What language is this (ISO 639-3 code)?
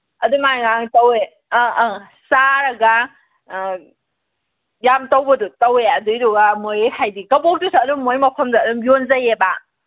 mni